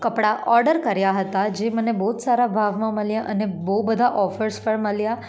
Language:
Gujarati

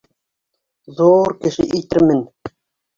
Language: Bashkir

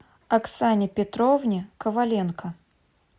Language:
Russian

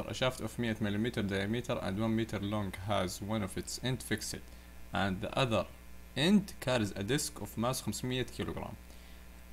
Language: Arabic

